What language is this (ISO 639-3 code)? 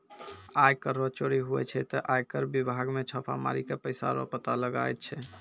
mai